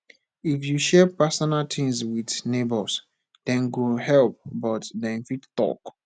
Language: Nigerian Pidgin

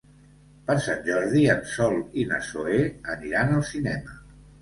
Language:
Catalan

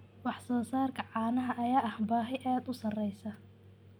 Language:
Somali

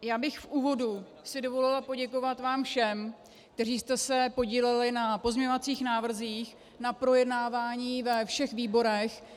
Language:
Czech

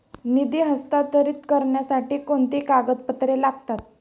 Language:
Marathi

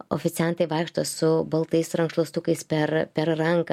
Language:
Lithuanian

